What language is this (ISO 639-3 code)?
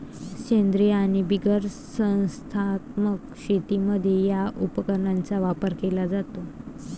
mar